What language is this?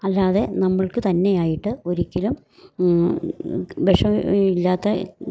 Malayalam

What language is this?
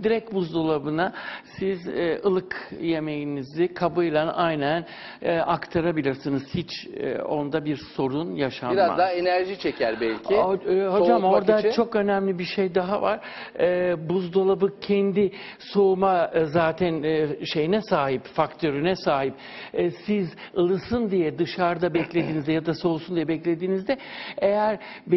Turkish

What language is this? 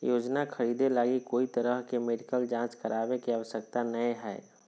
Magahi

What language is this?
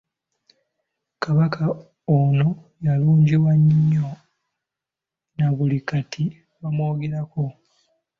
Ganda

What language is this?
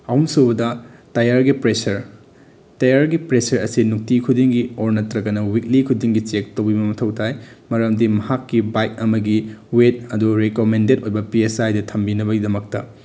Manipuri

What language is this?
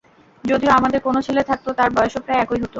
Bangla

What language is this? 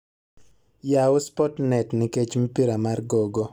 Luo (Kenya and Tanzania)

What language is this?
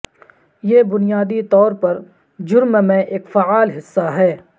Urdu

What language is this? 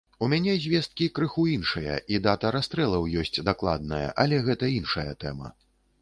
Belarusian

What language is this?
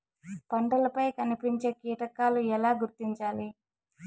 Telugu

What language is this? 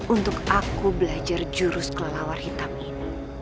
Indonesian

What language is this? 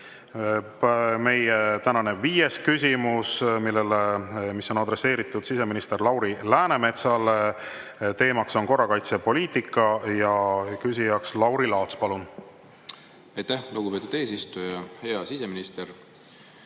Estonian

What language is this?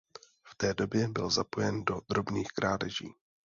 Czech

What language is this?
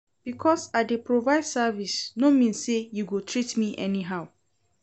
Nigerian Pidgin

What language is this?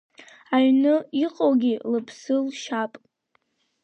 Abkhazian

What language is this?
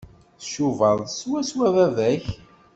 Kabyle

